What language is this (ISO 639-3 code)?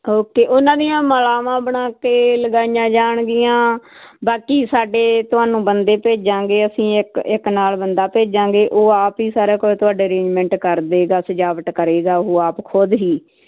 pan